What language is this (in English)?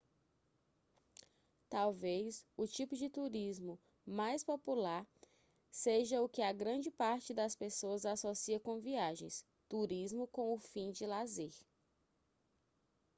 Portuguese